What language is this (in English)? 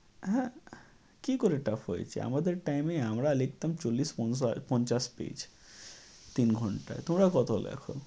Bangla